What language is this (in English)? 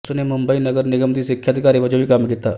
Punjabi